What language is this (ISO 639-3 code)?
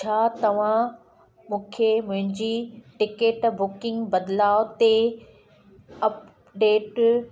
snd